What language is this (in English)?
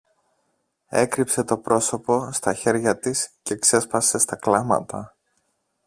Greek